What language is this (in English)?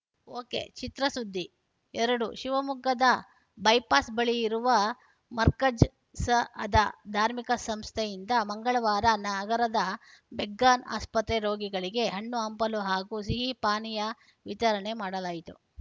Kannada